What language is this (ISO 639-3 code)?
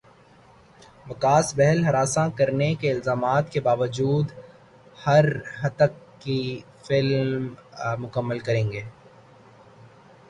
urd